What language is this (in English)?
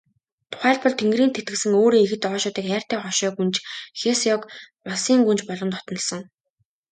Mongolian